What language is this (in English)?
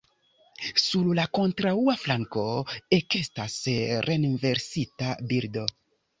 Esperanto